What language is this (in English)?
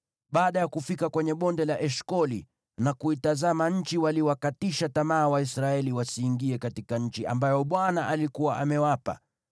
Swahili